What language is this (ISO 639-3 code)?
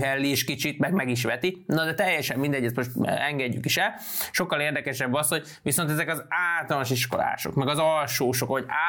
hun